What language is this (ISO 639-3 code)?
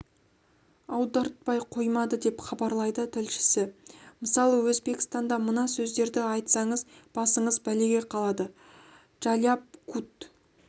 kaz